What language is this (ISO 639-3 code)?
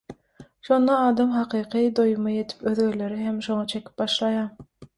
tuk